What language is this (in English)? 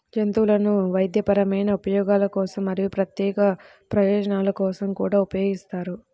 Telugu